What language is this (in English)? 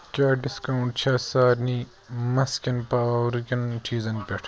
Kashmiri